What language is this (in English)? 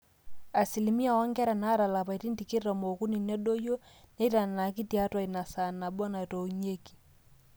Masai